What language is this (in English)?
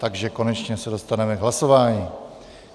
Czech